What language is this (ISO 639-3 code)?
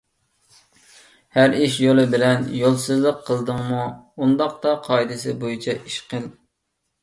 uig